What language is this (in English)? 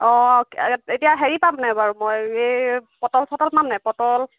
Assamese